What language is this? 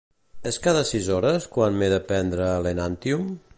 Catalan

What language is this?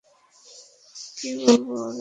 Bangla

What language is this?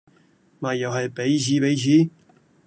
Cantonese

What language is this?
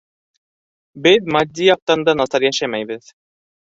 Bashkir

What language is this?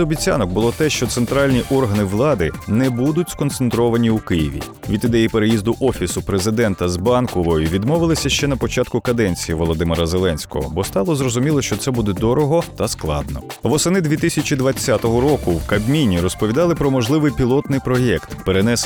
Ukrainian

